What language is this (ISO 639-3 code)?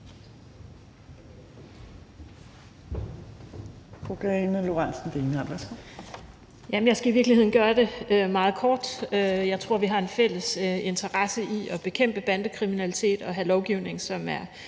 dan